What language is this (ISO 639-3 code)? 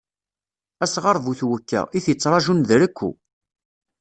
kab